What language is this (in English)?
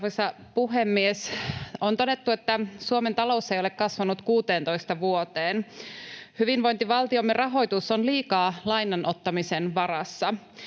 Finnish